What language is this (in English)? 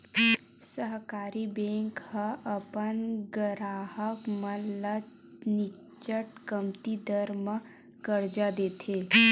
Chhattisgarhi